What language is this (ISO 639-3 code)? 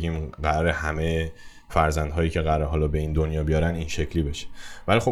fas